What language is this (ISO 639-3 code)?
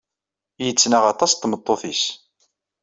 kab